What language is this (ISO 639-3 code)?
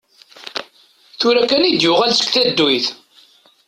kab